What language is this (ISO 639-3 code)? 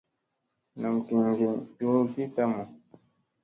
mse